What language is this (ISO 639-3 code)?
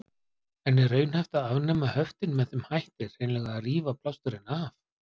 isl